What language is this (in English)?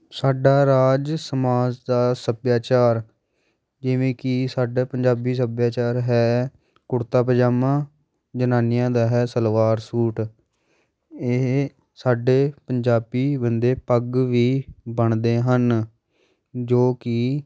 Punjabi